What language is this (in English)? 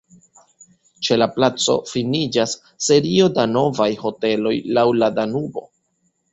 Esperanto